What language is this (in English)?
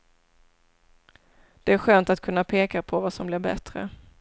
Swedish